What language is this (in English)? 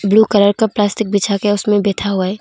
Hindi